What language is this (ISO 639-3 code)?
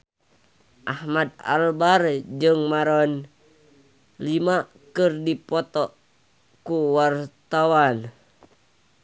sun